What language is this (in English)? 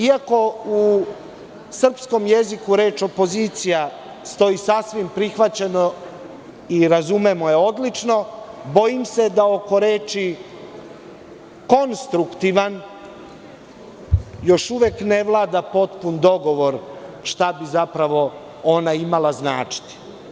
Serbian